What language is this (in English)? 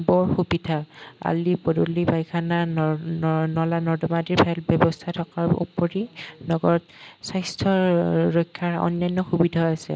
Assamese